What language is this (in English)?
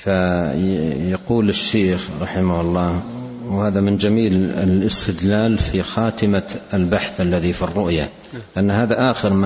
Arabic